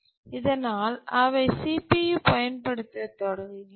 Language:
Tamil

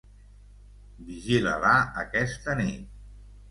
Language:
Catalan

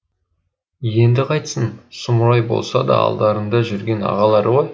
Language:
Kazakh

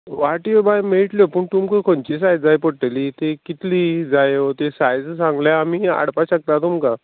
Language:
Konkani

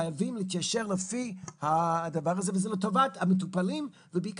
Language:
Hebrew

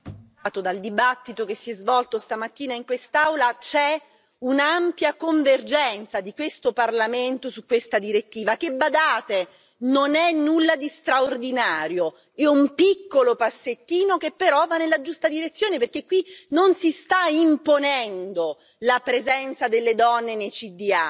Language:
Italian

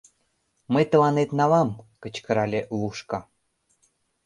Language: Mari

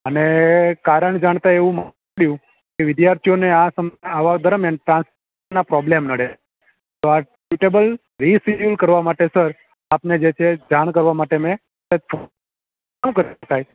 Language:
Gujarati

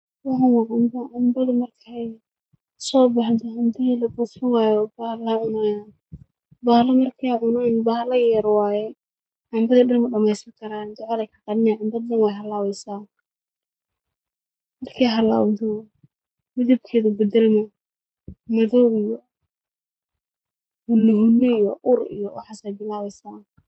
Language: Somali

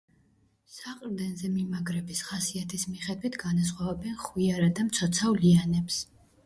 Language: Georgian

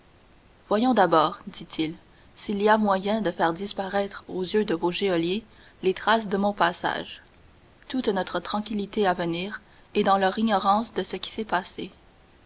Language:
French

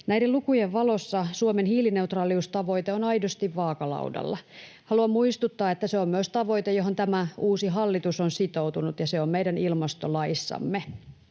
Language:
Finnish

